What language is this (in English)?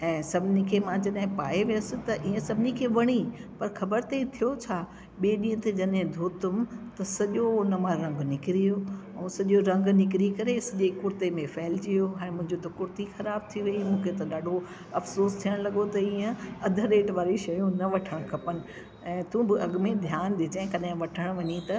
Sindhi